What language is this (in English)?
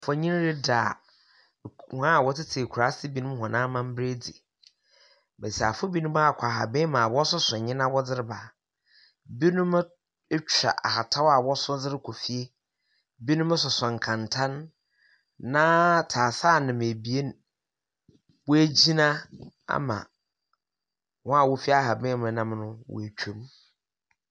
Akan